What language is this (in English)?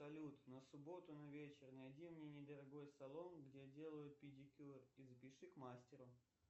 Russian